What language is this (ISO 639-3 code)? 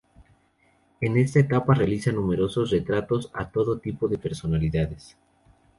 spa